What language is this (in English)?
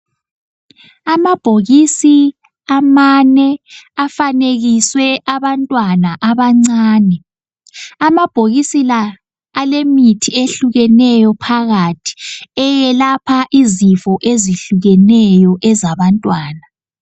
North Ndebele